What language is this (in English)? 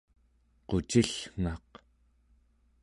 Central Yupik